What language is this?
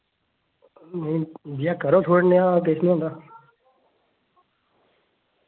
Dogri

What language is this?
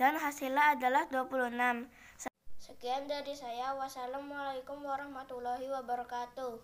Indonesian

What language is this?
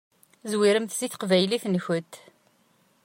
Kabyle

